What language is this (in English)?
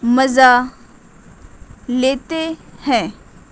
Urdu